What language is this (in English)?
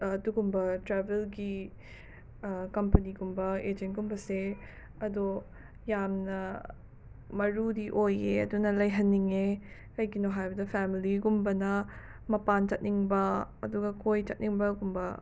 Manipuri